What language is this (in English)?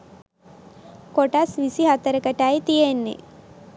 Sinhala